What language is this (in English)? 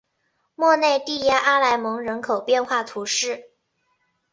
Chinese